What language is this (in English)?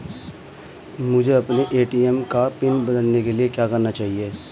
Hindi